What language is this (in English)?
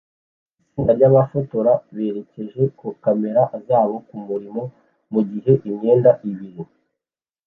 Kinyarwanda